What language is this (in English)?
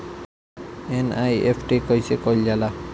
Bhojpuri